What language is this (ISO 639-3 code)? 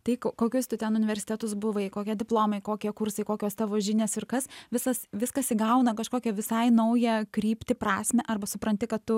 lit